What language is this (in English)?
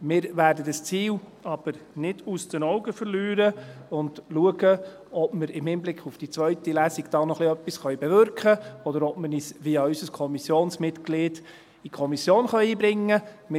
Swiss German